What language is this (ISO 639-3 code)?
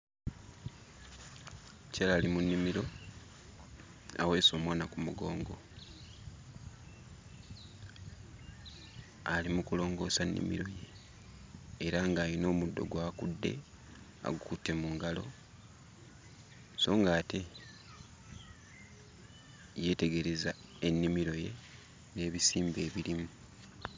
lug